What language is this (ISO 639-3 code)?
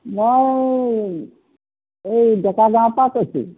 asm